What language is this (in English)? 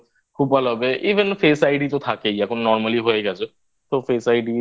Bangla